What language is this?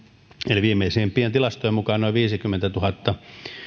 Finnish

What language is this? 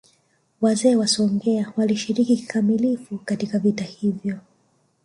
Swahili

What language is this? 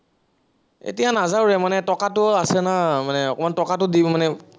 Assamese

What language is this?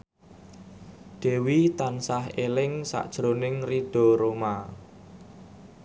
Javanese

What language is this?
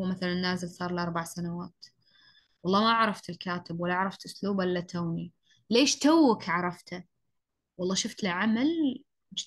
Arabic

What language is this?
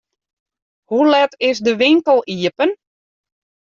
Western Frisian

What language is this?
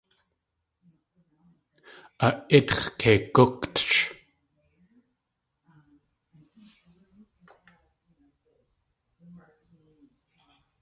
Tlingit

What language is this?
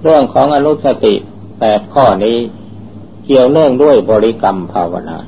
Thai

